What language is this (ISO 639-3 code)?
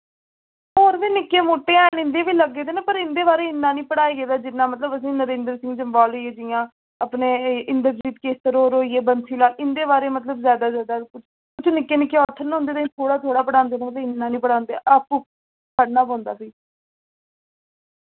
doi